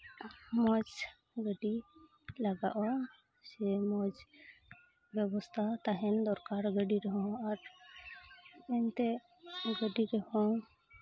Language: Santali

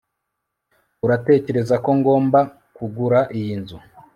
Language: Kinyarwanda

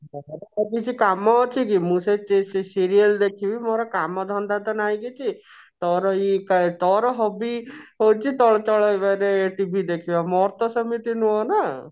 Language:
Odia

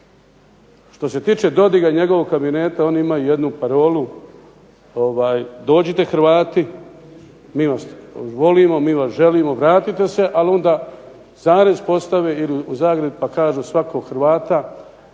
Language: Croatian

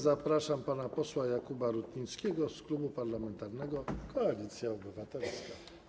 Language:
Polish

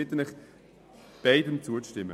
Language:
Swiss German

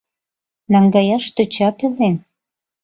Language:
Mari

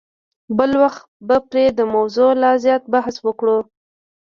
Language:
Pashto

